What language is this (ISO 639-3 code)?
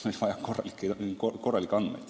est